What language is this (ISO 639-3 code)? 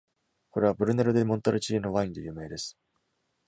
jpn